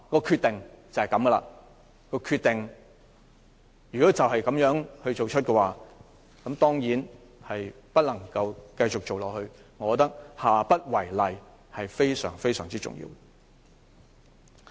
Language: Cantonese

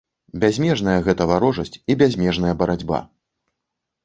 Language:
Belarusian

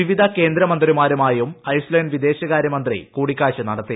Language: Malayalam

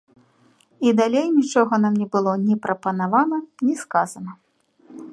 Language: Belarusian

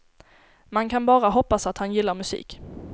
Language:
Swedish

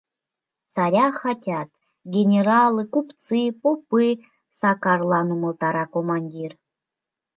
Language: Mari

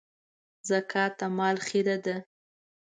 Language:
Pashto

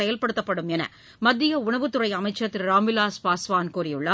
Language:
Tamil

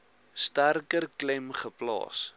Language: Afrikaans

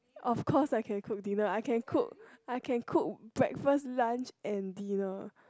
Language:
English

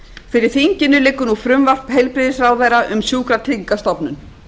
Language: Icelandic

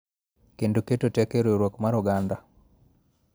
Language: Luo (Kenya and Tanzania)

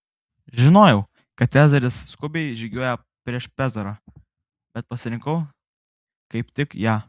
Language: Lithuanian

